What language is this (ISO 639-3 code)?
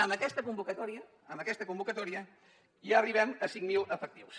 cat